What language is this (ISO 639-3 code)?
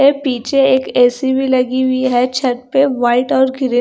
hin